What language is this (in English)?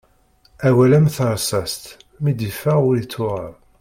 Kabyle